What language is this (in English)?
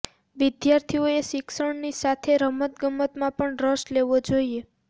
Gujarati